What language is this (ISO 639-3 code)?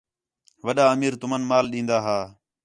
xhe